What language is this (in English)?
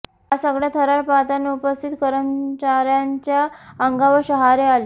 Marathi